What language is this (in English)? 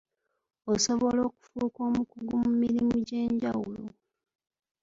Ganda